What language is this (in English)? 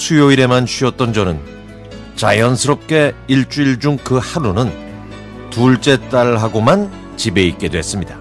Korean